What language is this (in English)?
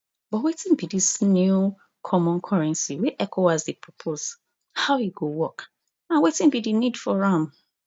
Nigerian Pidgin